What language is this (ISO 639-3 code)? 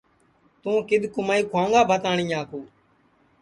ssi